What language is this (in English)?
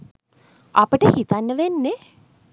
Sinhala